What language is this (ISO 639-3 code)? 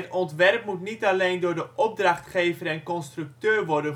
nld